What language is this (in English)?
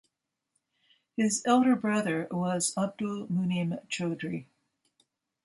English